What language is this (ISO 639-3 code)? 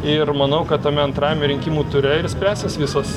lit